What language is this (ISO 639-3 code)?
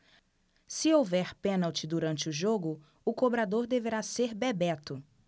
por